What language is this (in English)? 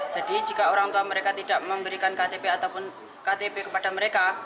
Indonesian